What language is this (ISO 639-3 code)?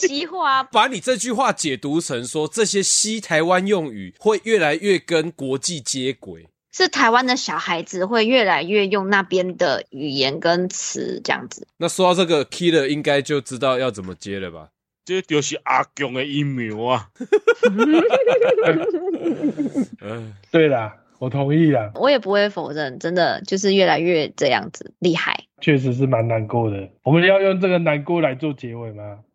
zho